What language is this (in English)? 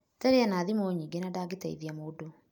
Kikuyu